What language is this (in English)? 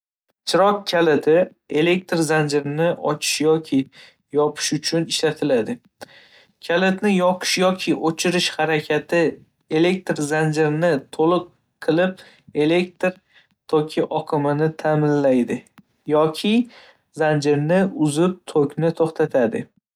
Uzbek